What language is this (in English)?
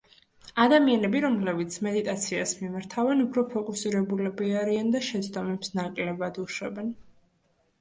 Georgian